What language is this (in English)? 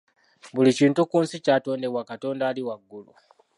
Ganda